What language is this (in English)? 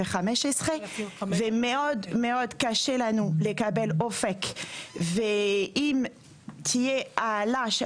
Hebrew